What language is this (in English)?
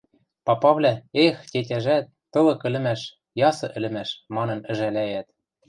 Western Mari